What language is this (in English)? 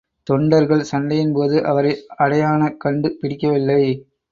Tamil